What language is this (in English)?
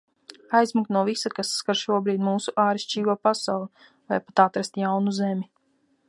Latvian